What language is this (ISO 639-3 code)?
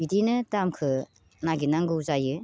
brx